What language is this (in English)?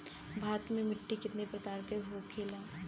Bhojpuri